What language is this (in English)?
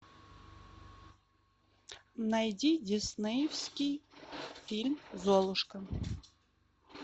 Russian